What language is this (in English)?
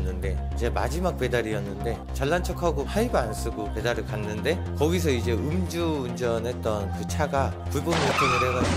Korean